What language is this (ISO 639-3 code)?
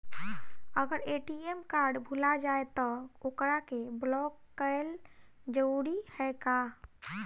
bho